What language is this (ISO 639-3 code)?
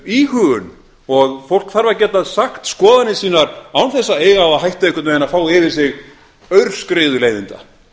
isl